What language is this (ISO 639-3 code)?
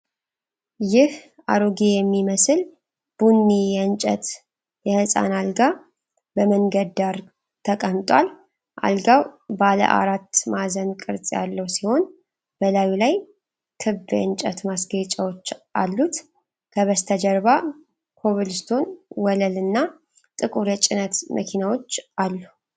amh